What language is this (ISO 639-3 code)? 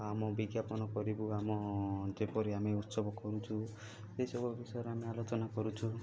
ori